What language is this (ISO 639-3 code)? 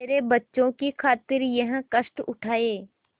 hin